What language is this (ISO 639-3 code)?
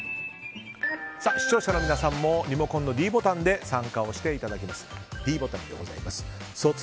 jpn